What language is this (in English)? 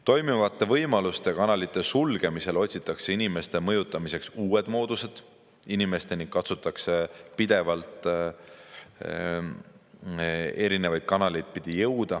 Estonian